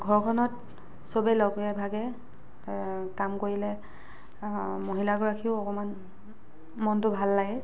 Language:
Assamese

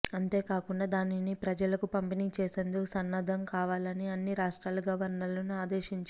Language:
Telugu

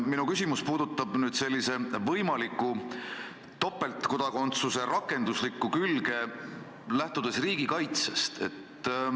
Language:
Estonian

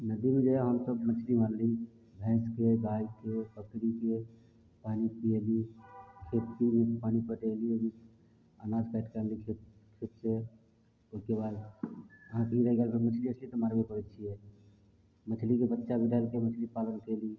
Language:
Maithili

